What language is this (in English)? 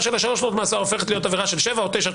Hebrew